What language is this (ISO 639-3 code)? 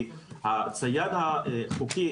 heb